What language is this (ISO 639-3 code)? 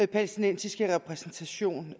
dan